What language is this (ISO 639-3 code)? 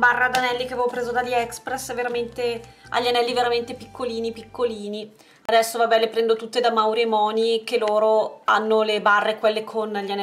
ita